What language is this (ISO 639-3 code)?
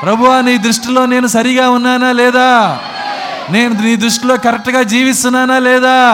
tel